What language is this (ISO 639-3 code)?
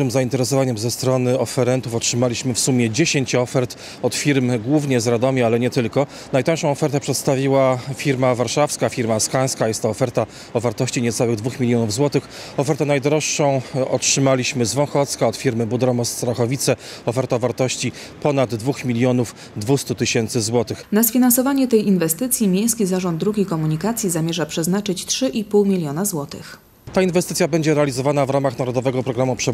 pol